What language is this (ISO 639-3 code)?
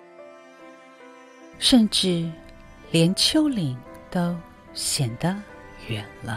zho